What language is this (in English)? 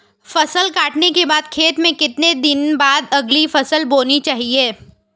Hindi